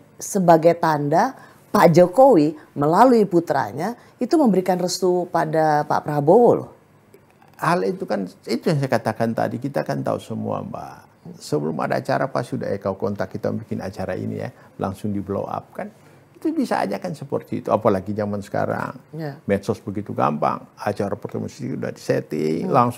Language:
Indonesian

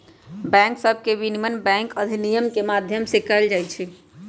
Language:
Magahi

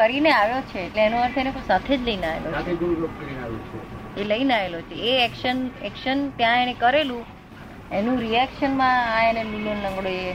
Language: Gujarati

